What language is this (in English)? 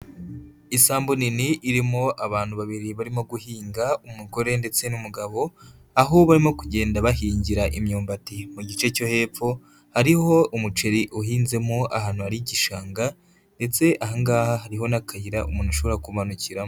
Kinyarwanda